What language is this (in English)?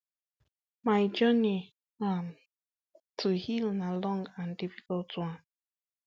Nigerian Pidgin